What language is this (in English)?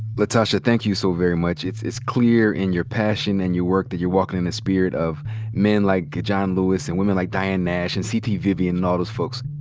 English